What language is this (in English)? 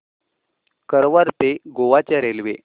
Marathi